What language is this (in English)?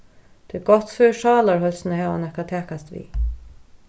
Faroese